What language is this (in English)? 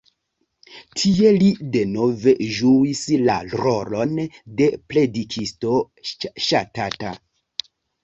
Esperanto